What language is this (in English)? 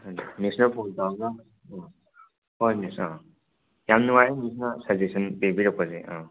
Manipuri